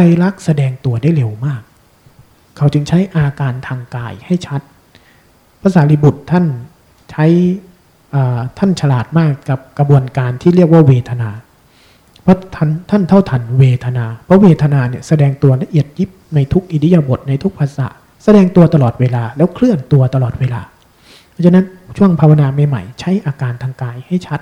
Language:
Thai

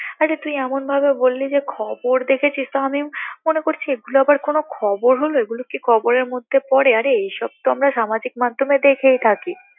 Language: Bangla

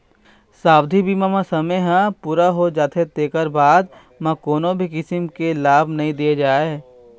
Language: Chhattisgarhi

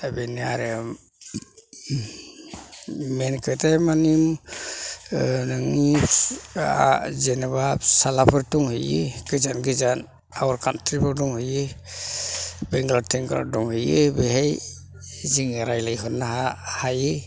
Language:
Bodo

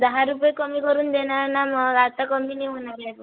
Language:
Marathi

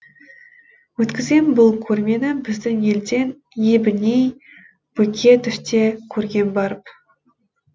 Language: Kazakh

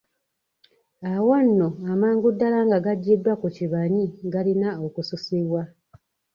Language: Ganda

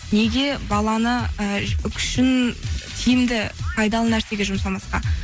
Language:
Kazakh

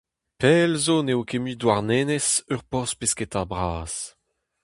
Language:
Breton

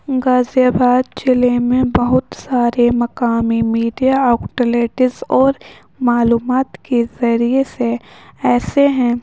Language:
Urdu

